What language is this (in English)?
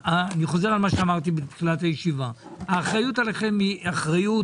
Hebrew